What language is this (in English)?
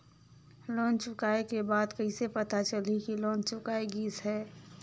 Chhattisgarhi